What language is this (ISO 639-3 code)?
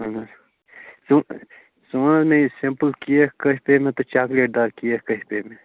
kas